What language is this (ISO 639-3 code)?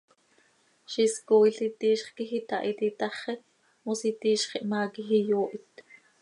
sei